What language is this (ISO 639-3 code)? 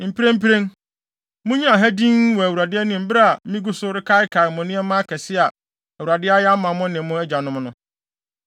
aka